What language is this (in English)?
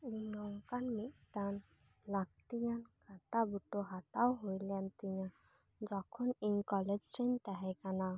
Santali